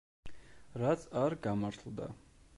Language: Georgian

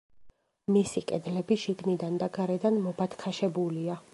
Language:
Georgian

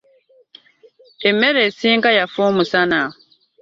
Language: Ganda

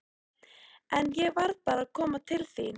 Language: Icelandic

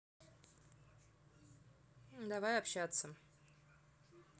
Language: Russian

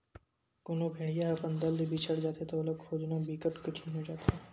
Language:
Chhattisgarhi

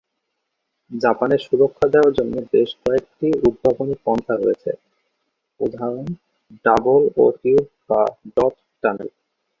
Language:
Bangla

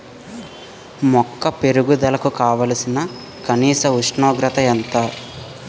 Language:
Telugu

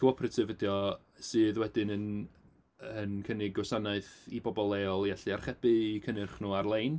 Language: Welsh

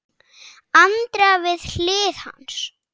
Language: Icelandic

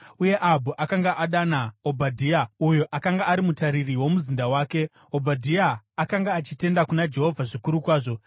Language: Shona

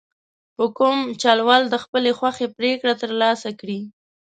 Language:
Pashto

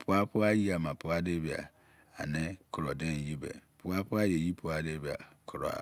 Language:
Izon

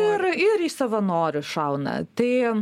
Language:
Lithuanian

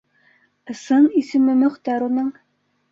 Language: Bashkir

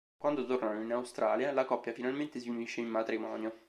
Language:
Italian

